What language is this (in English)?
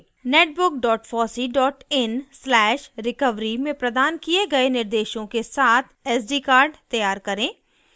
Hindi